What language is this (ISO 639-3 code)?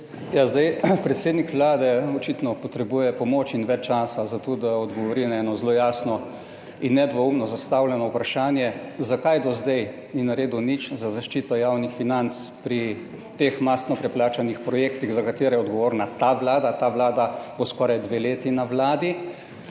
slv